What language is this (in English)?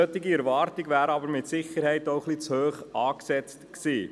Swiss German